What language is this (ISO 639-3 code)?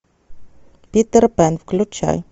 rus